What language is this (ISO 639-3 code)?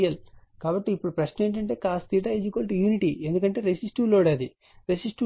tel